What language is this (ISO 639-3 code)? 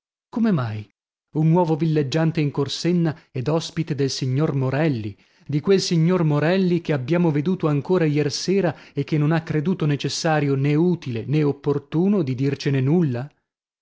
ita